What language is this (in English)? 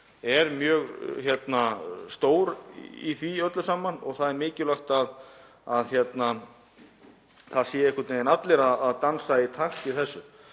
Icelandic